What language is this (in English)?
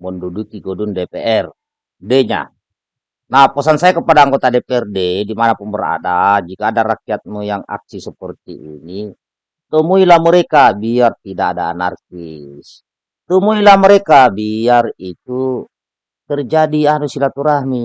Indonesian